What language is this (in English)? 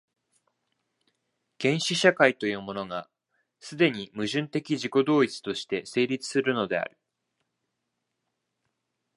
Japanese